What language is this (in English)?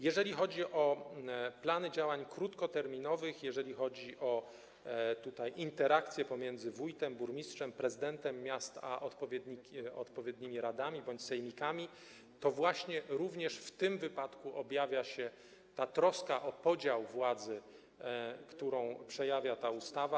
Polish